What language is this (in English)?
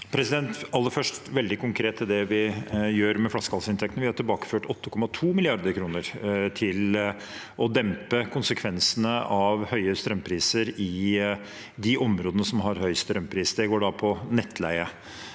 Norwegian